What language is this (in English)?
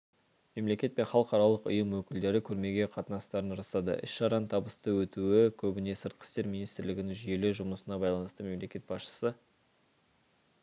Kazakh